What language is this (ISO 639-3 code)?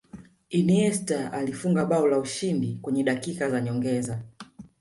swa